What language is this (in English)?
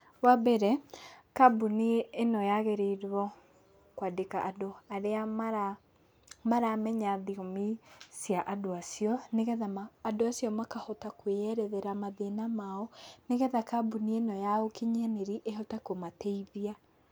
Kikuyu